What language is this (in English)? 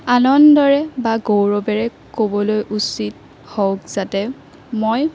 Assamese